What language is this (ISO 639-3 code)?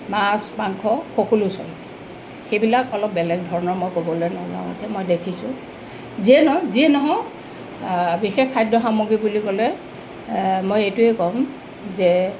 asm